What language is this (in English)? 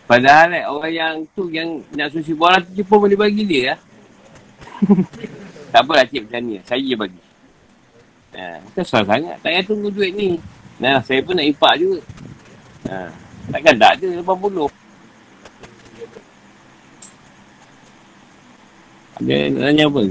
Malay